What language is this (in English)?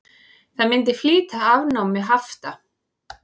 Icelandic